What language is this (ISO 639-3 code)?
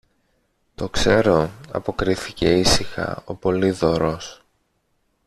ell